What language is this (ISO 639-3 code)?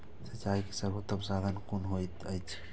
mai